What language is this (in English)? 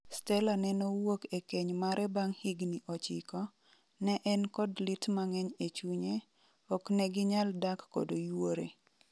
Luo (Kenya and Tanzania)